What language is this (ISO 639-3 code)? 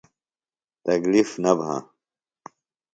phl